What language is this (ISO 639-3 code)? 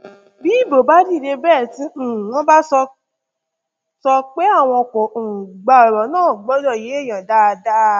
yor